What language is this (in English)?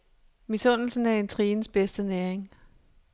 Danish